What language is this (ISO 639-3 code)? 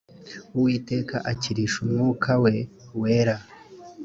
kin